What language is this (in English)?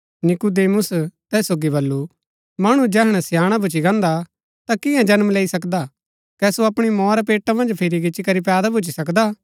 Gaddi